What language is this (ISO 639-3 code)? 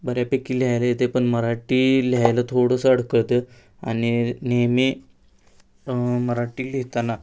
mar